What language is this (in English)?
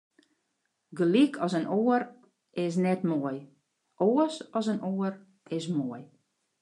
Western Frisian